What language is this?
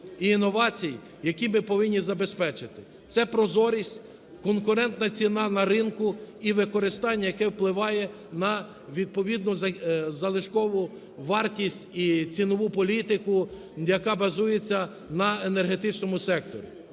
Ukrainian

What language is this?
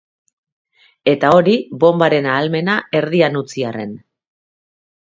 Basque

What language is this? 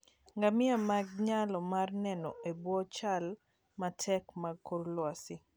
Luo (Kenya and Tanzania)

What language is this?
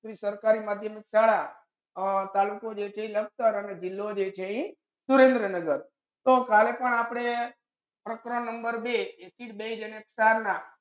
Gujarati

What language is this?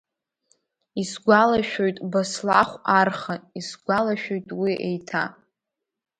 Abkhazian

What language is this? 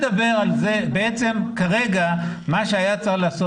Hebrew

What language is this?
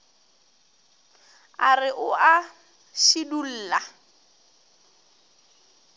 Northern Sotho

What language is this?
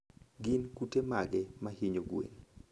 Luo (Kenya and Tanzania)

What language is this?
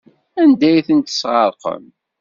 Kabyle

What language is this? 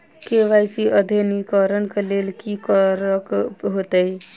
Maithili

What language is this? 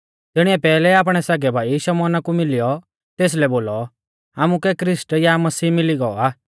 Mahasu Pahari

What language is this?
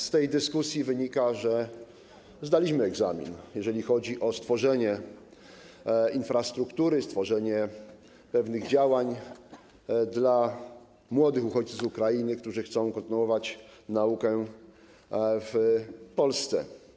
Polish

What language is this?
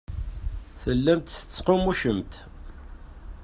Kabyle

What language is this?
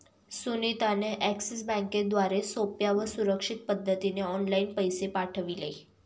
Marathi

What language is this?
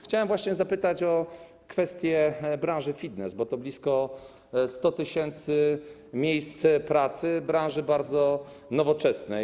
Polish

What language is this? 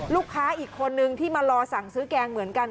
Thai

